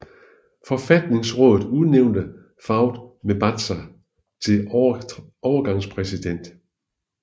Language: Danish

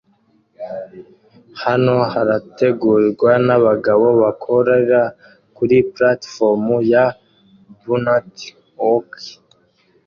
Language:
Kinyarwanda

